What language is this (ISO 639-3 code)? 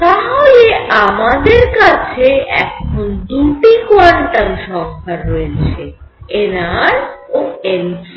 ben